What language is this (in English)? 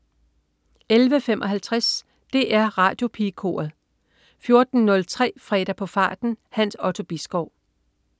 Danish